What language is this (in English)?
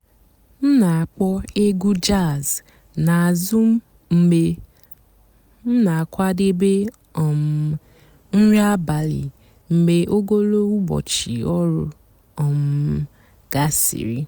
Igbo